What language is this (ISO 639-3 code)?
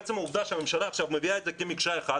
heb